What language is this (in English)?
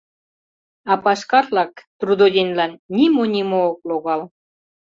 Mari